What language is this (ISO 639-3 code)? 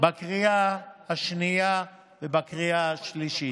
heb